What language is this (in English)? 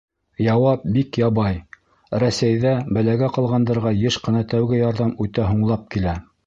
Bashkir